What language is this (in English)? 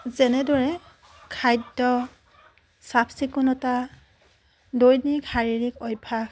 Assamese